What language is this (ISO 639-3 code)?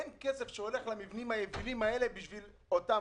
heb